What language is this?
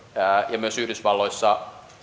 Finnish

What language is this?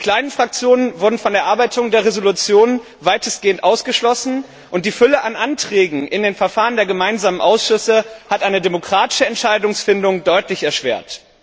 German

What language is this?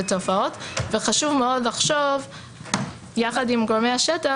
Hebrew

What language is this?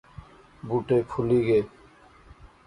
Pahari-Potwari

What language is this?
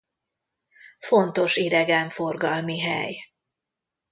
Hungarian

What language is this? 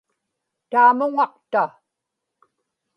Inupiaq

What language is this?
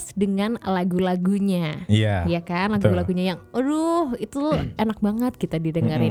Indonesian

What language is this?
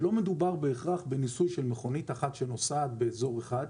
Hebrew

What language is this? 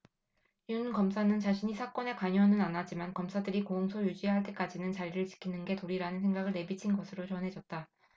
Korean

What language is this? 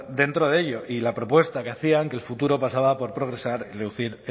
Spanish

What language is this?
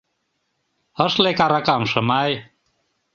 Mari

